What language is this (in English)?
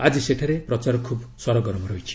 Odia